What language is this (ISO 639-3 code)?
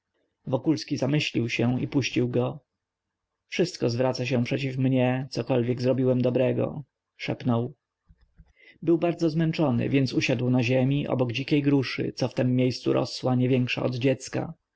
pol